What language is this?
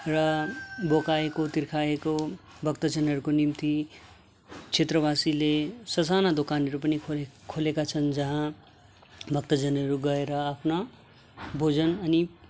Nepali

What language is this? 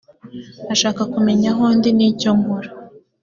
Kinyarwanda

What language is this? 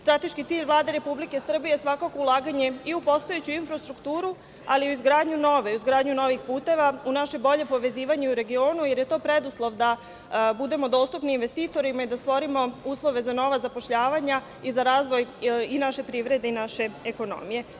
Serbian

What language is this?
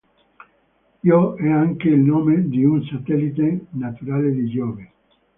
Italian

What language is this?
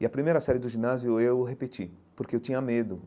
Portuguese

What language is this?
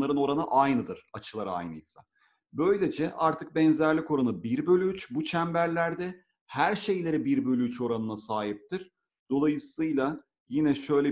Turkish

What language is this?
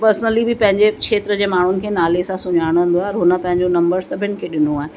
Sindhi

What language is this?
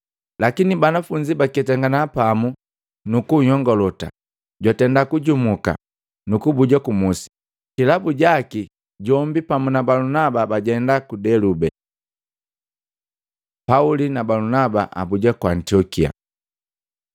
Matengo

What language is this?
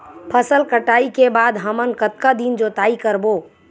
Chhattisgarhi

